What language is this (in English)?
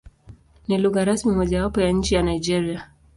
Swahili